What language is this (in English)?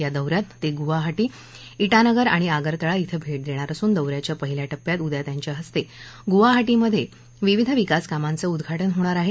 Marathi